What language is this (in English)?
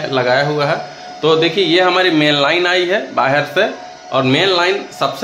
Hindi